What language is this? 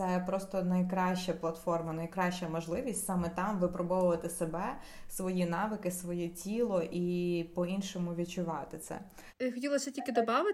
Ukrainian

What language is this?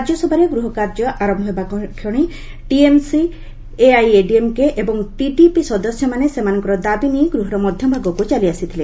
Odia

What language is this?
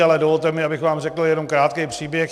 Czech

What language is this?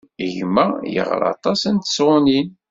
Kabyle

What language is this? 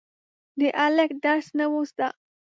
Pashto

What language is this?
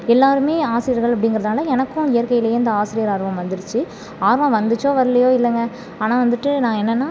Tamil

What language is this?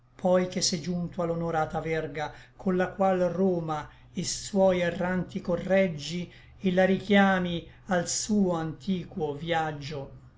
Italian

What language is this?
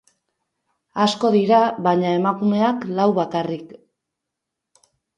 Basque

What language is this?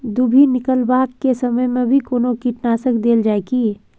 Maithili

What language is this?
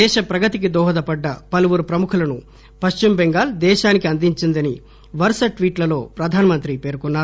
Telugu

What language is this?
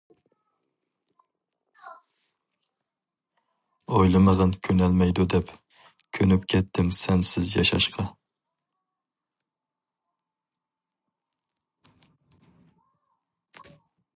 Uyghur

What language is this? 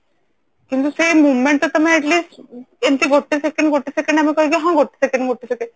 Odia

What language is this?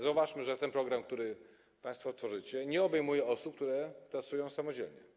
Polish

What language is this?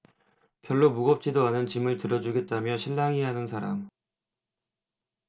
Korean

